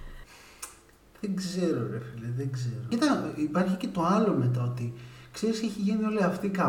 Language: Greek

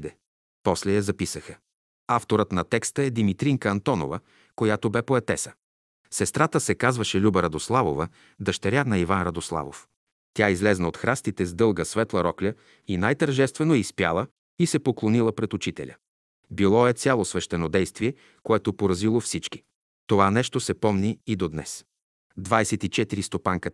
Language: Bulgarian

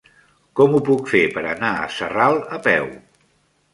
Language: Catalan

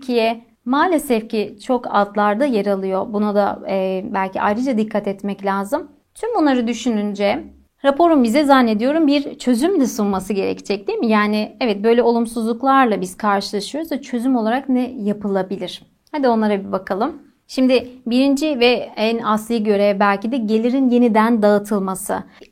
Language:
Turkish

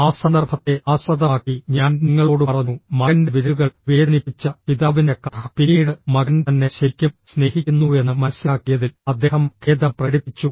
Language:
Malayalam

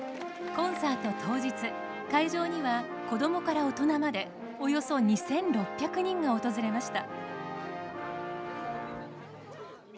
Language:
Japanese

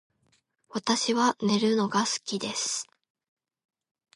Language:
Japanese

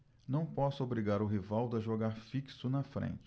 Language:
Portuguese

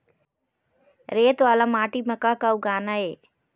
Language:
Chhattisgarhi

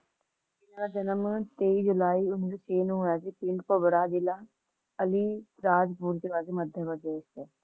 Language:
Punjabi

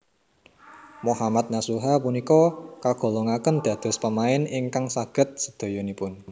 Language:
Javanese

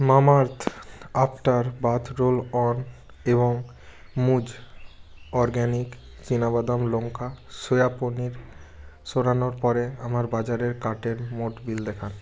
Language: Bangla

